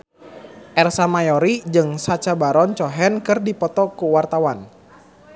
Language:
Sundanese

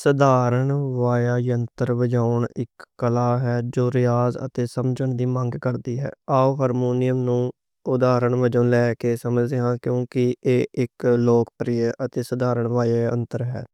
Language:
Western Panjabi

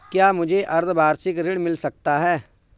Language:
Hindi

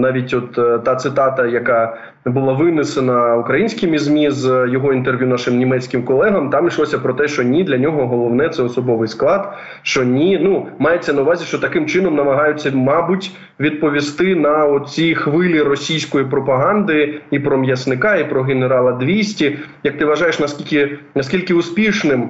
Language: Ukrainian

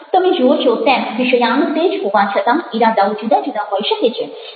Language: Gujarati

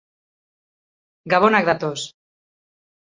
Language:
Basque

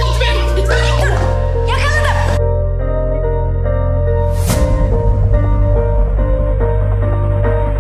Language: Turkish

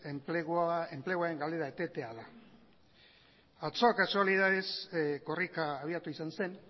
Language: Basque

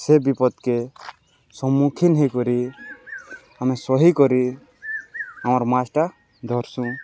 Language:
Odia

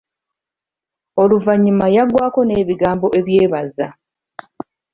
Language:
Ganda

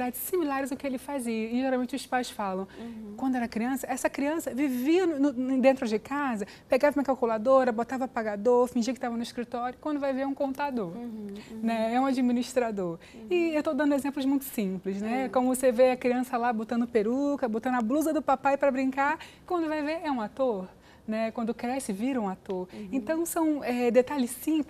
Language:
Portuguese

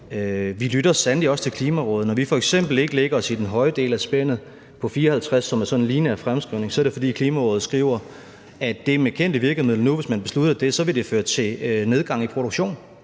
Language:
Danish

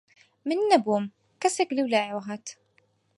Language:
Central Kurdish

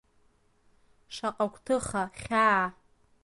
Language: Abkhazian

